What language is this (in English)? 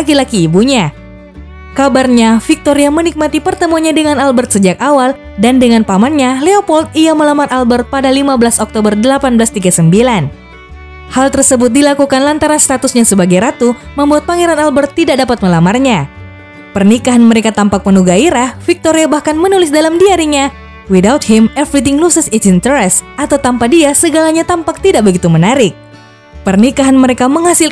Indonesian